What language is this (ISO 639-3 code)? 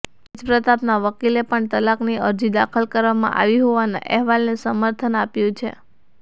guj